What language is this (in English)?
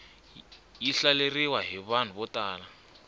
Tsonga